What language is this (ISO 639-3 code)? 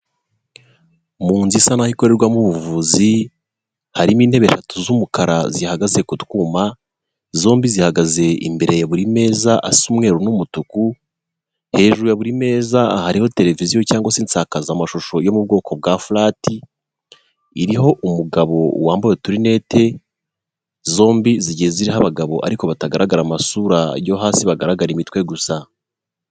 kin